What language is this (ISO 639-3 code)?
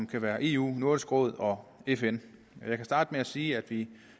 dan